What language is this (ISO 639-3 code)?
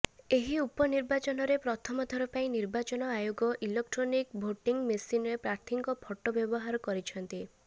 ori